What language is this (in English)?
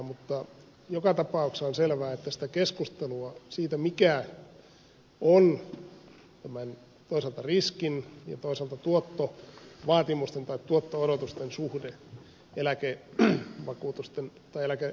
Finnish